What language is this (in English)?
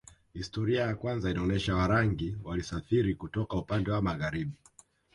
Swahili